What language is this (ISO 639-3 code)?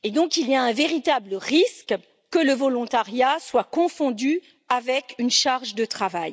fra